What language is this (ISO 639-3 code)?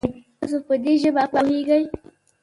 pus